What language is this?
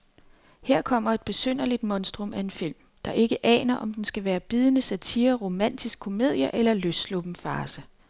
Danish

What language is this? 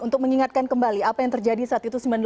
Indonesian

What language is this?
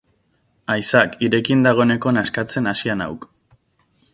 Basque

